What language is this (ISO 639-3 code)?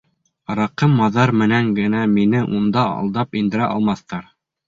bak